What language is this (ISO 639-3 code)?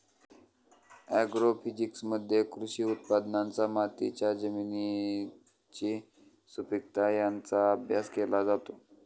mar